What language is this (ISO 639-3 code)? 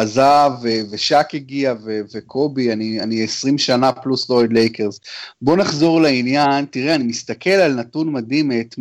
heb